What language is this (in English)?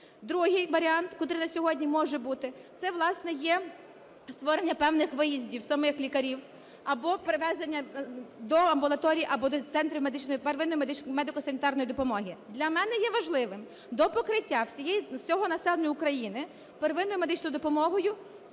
Ukrainian